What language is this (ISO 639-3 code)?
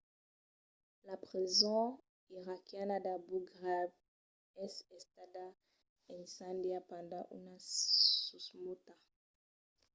oci